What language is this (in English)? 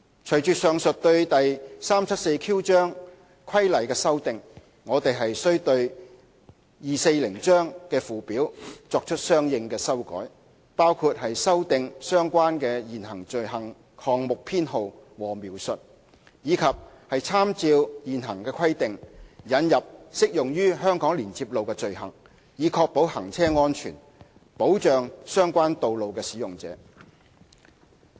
Cantonese